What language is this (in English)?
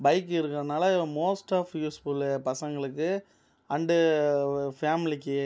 Tamil